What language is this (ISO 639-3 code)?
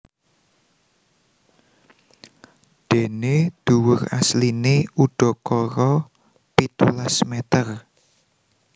jav